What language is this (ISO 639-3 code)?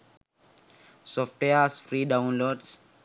sin